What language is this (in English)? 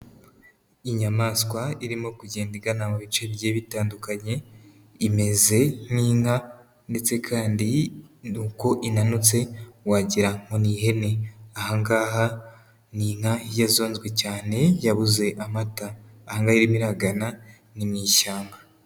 Kinyarwanda